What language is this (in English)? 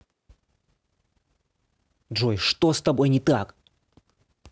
Russian